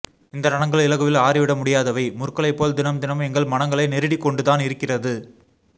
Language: Tamil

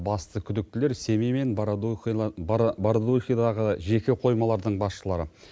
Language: Kazakh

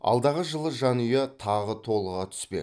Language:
Kazakh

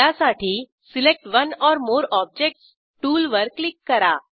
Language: Marathi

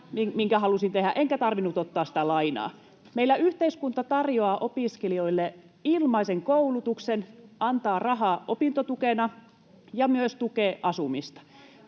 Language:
Finnish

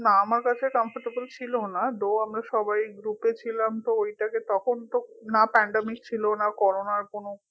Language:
Bangla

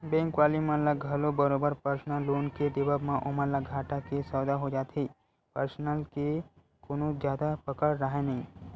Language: Chhattisgarhi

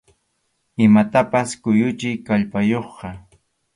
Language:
Arequipa-La Unión Quechua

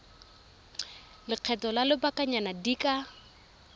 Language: Tswana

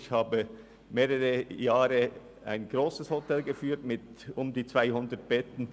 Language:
Swiss German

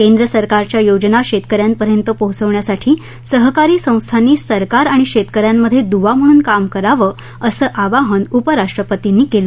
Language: Marathi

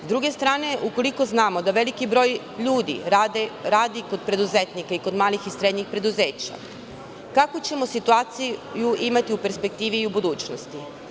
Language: Serbian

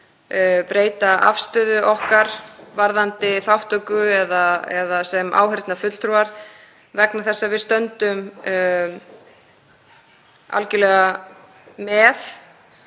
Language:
Icelandic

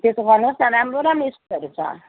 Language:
Nepali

